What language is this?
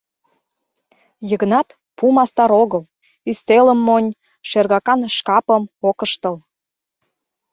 Mari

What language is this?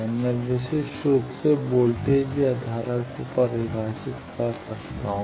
Hindi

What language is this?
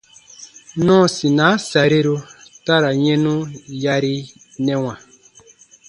Baatonum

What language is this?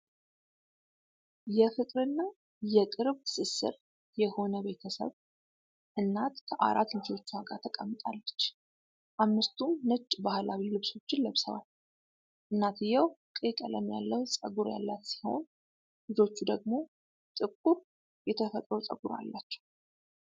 Amharic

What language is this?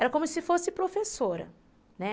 Portuguese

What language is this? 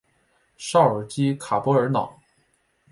Chinese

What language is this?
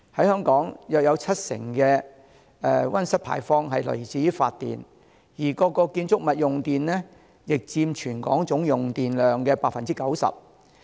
Cantonese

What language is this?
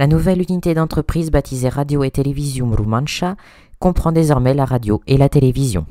French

